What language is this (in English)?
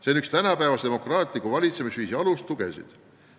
Estonian